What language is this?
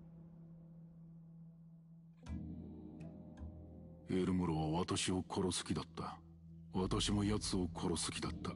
Japanese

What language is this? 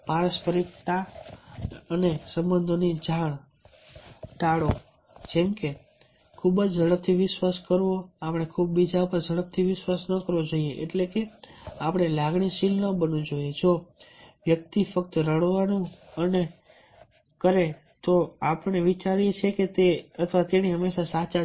Gujarati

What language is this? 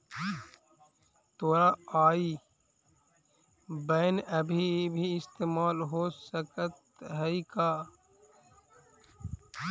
Magahi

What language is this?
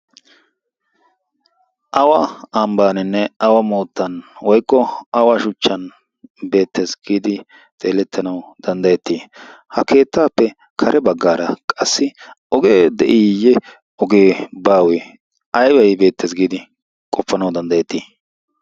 Wolaytta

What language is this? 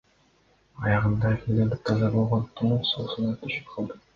Kyrgyz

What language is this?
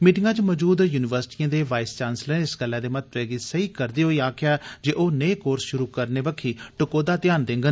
Dogri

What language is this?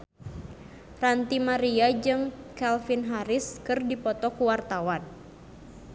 Sundanese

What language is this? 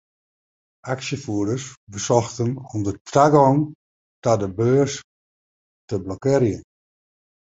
Western Frisian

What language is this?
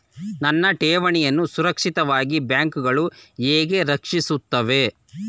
Kannada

